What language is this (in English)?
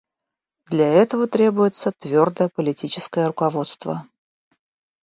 Russian